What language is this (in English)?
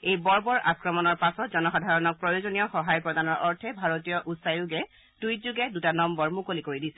Assamese